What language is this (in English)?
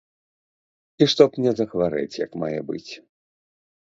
Belarusian